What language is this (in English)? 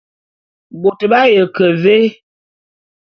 Bulu